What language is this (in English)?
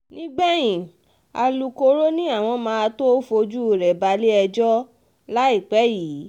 Yoruba